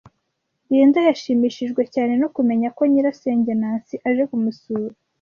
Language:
Kinyarwanda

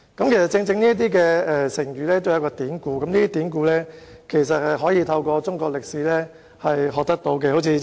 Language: Cantonese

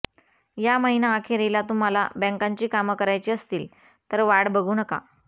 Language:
Marathi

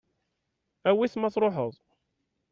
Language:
Kabyle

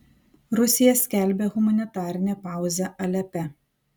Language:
Lithuanian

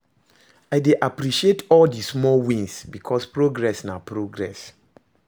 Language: Nigerian Pidgin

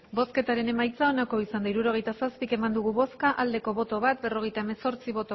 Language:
Basque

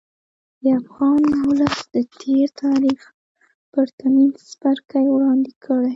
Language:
Pashto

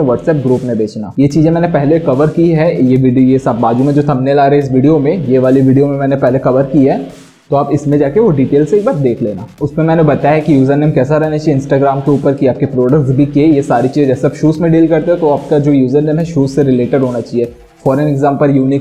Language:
Hindi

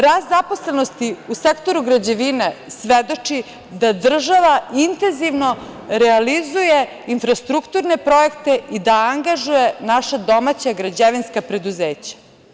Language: Serbian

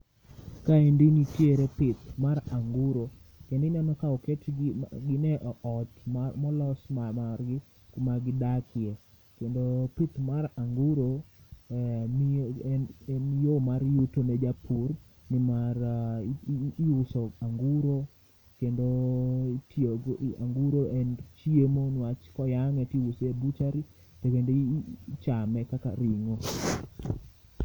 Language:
Luo (Kenya and Tanzania)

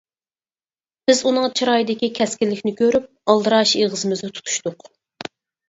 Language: Uyghur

